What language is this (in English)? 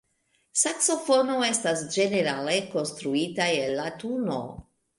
Esperanto